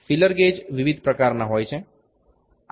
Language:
Gujarati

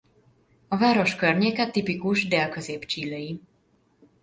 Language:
Hungarian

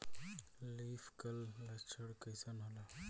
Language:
Bhojpuri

